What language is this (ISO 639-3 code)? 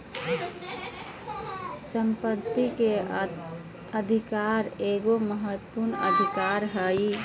mag